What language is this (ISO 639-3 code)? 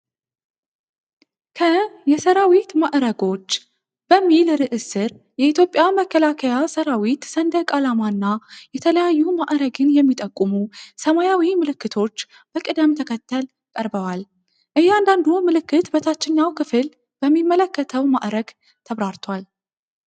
amh